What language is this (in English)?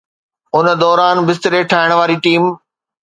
Sindhi